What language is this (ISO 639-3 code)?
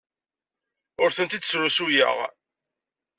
kab